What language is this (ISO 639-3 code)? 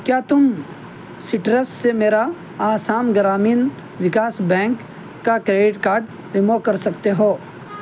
urd